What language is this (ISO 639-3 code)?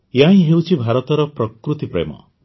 ori